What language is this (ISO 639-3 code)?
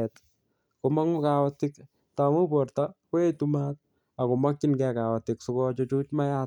kln